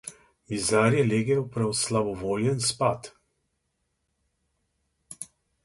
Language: Slovenian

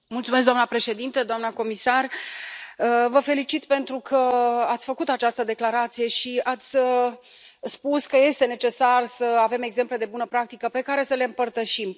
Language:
Romanian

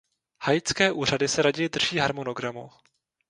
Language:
Czech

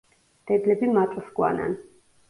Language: Georgian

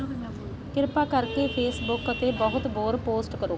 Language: Punjabi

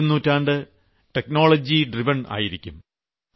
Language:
Malayalam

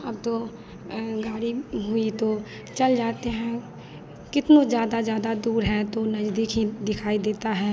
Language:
Hindi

